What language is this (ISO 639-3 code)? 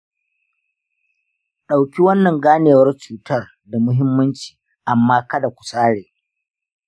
hau